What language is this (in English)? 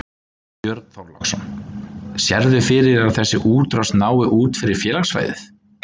Icelandic